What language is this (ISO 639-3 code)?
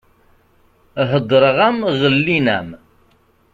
kab